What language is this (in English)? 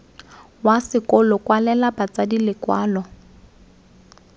Tswana